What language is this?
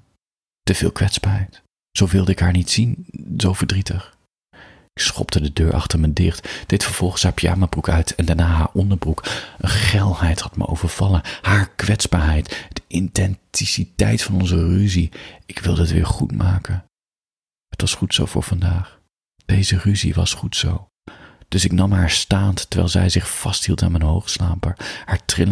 Dutch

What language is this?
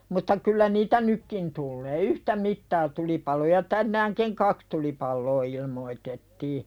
Finnish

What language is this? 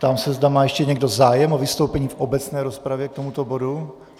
Czech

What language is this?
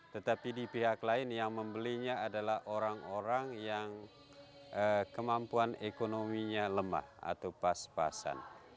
Indonesian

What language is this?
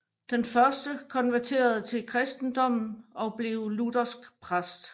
Danish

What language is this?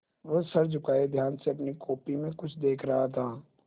Hindi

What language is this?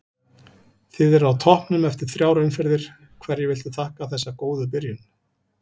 Icelandic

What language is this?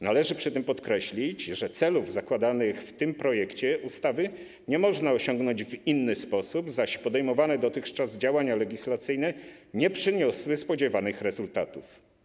Polish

